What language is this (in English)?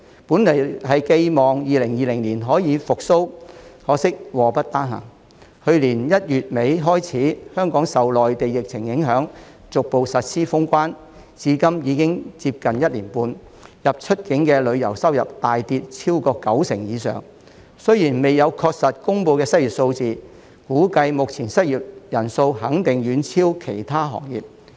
Cantonese